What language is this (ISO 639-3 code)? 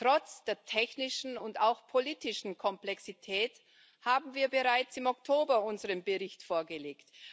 deu